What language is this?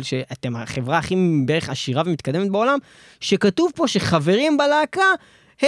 Hebrew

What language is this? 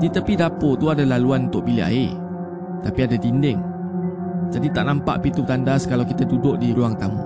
Malay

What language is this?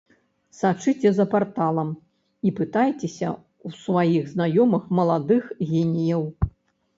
Belarusian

